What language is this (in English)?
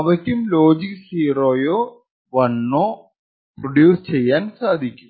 Malayalam